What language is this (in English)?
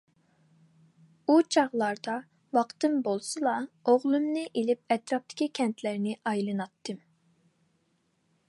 Uyghur